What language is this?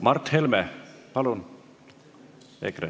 Estonian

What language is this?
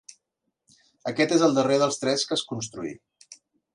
Catalan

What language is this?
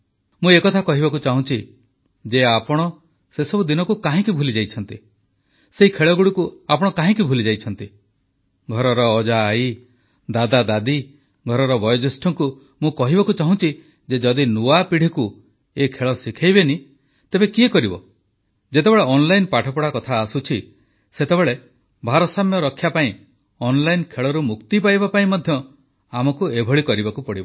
Odia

